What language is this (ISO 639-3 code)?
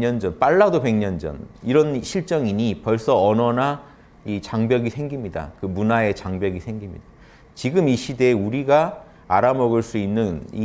kor